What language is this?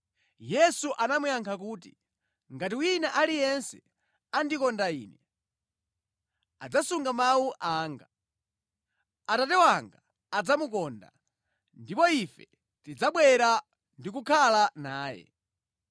Nyanja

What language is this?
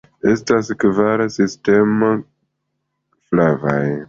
Esperanto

